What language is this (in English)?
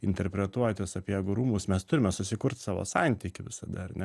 Lithuanian